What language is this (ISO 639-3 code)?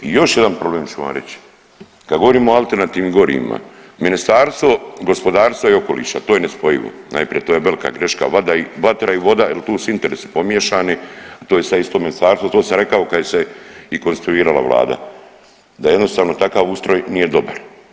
hrv